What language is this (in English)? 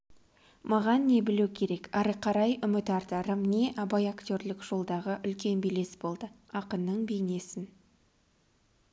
Kazakh